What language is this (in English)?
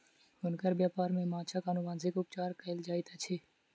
Maithili